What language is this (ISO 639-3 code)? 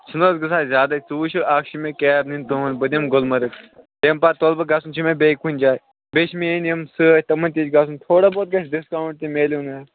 kas